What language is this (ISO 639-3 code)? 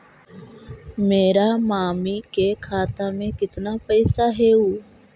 mag